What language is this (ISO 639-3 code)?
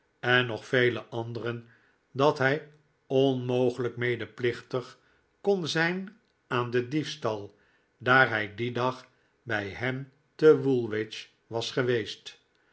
nld